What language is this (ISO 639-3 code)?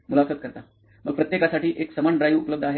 mar